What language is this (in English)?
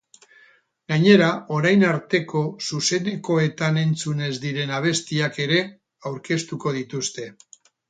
Basque